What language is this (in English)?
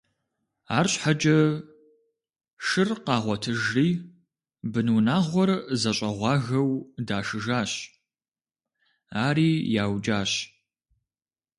Kabardian